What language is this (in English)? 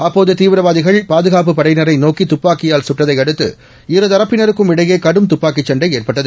Tamil